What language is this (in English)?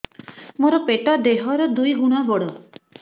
Odia